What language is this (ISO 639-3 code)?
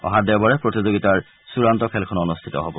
asm